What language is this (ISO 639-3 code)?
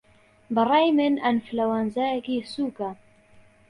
ckb